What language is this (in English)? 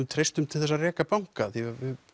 Icelandic